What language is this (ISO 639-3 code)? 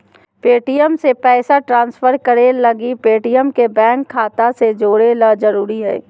mag